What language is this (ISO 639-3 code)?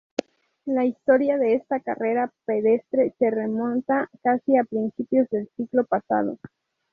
spa